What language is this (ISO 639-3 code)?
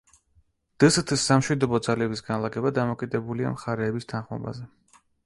kat